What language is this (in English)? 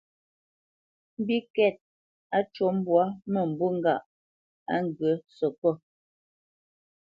Bamenyam